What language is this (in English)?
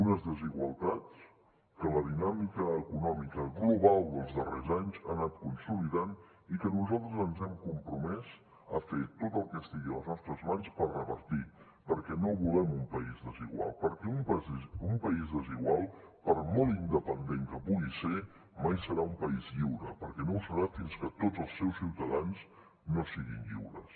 Catalan